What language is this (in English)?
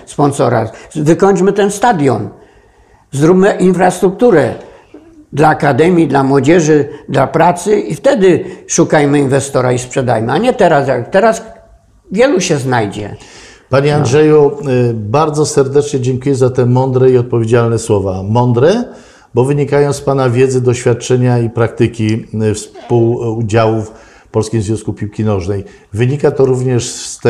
Polish